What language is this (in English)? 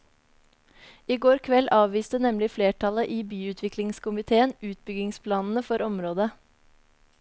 Norwegian